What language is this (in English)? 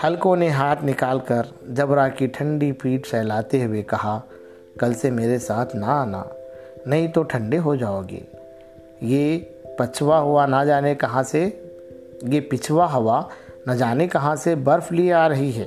Urdu